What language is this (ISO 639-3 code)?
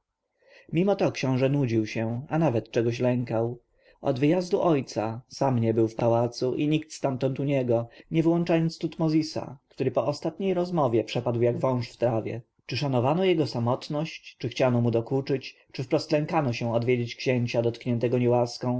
pol